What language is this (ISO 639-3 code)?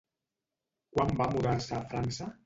cat